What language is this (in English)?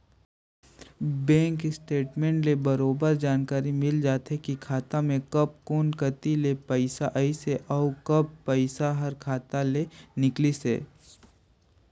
Chhattisgarhi